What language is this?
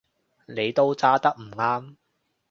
Cantonese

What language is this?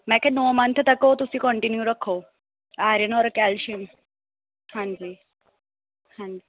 Punjabi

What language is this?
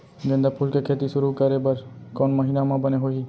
Chhattisgarhi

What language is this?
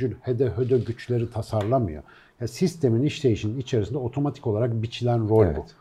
Turkish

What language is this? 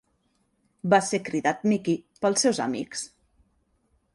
Catalan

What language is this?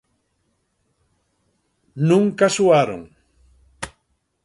Galician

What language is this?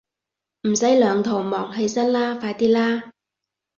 Cantonese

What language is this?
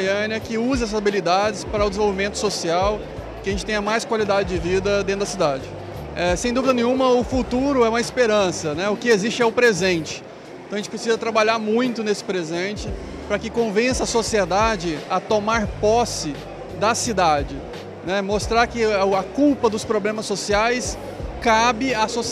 Portuguese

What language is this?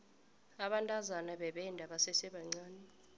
South Ndebele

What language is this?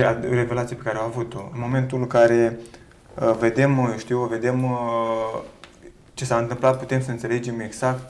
Romanian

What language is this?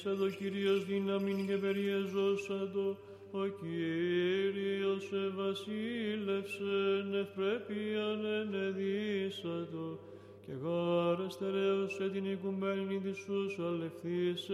Greek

